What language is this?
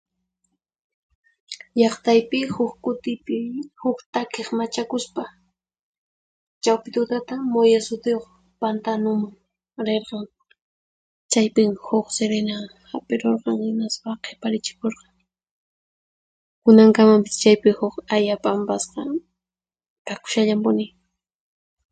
Puno Quechua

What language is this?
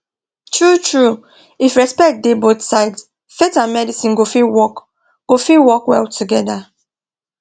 Nigerian Pidgin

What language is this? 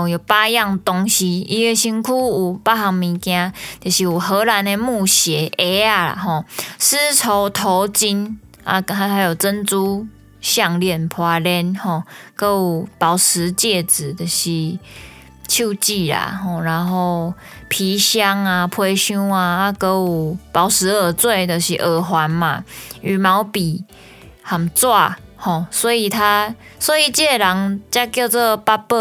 Chinese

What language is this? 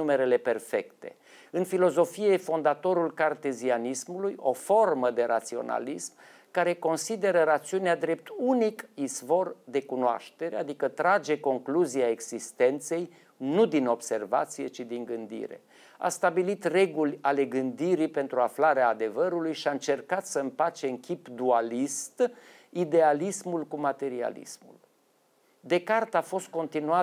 Romanian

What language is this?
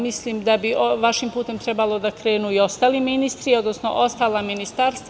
Serbian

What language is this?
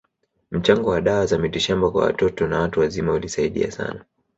Swahili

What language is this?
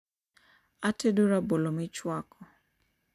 Luo (Kenya and Tanzania)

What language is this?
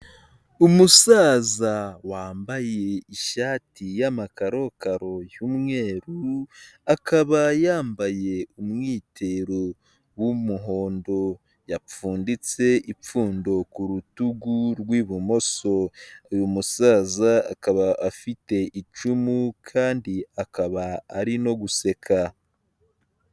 Kinyarwanda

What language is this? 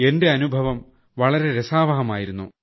Malayalam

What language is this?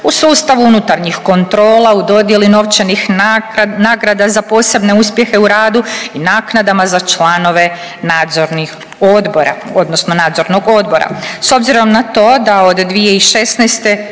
Croatian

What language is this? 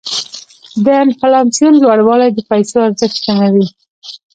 Pashto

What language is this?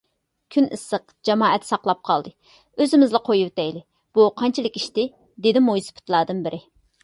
Uyghur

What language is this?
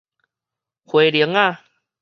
Min Nan Chinese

